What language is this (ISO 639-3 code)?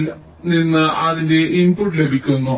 mal